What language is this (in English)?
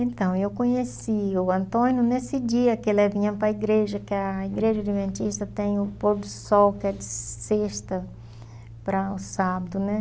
Portuguese